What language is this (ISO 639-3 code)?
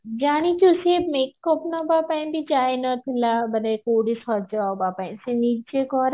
ori